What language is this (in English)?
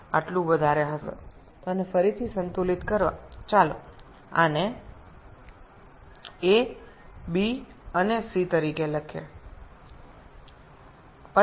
Bangla